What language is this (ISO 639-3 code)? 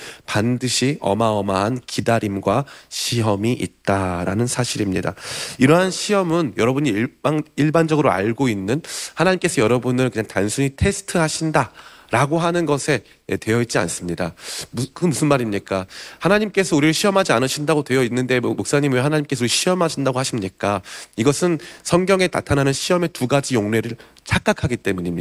kor